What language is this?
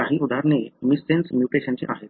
Marathi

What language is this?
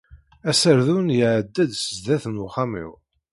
Kabyle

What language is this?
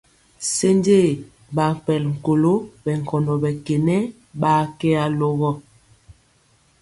Mpiemo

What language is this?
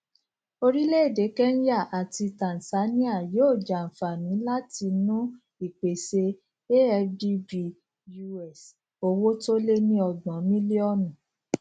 Yoruba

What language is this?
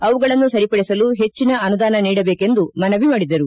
Kannada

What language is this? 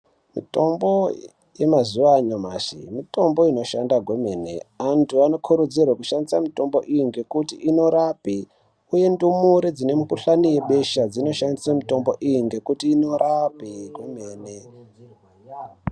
Ndau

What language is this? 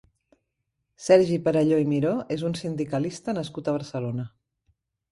Catalan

